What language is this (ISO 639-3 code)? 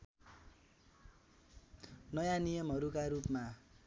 nep